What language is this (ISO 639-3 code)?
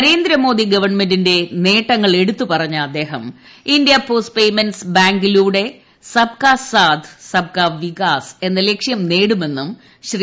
mal